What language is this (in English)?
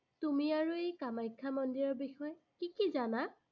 Assamese